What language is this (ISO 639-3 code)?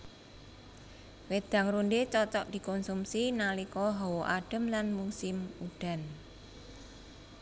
jav